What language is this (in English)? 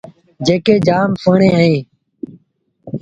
Sindhi Bhil